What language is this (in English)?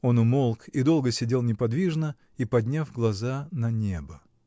Russian